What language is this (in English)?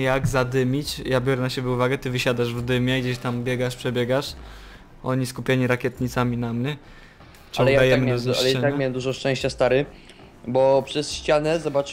Polish